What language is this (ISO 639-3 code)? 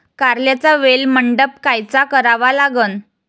mar